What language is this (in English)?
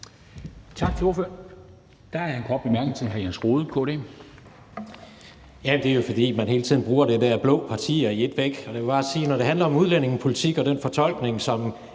Danish